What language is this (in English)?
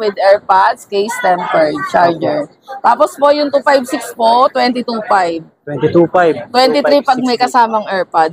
Filipino